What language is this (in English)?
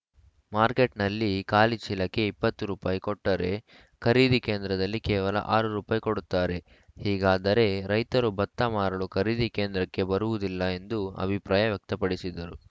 Kannada